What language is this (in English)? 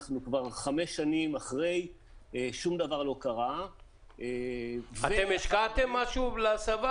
Hebrew